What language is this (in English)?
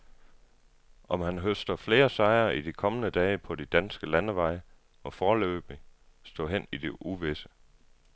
Danish